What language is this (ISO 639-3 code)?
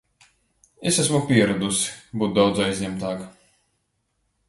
lav